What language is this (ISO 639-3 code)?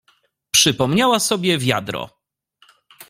pol